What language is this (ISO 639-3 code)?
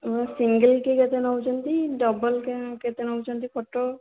ori